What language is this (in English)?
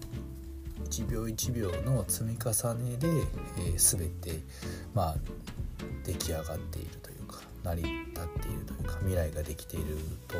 Japanese